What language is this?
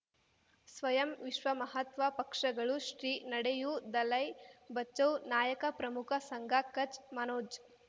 Kannada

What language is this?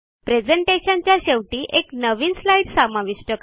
Marathi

